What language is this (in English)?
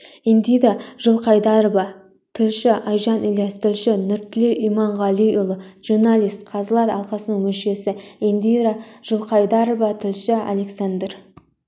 Kazakh